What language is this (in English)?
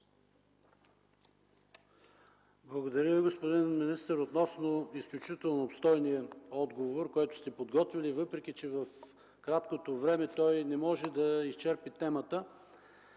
Bulgarian